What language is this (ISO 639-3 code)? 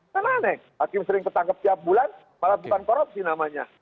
ind